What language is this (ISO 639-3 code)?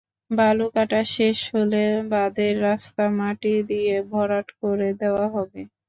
ben